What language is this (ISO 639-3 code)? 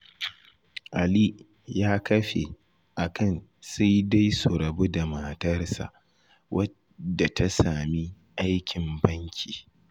hau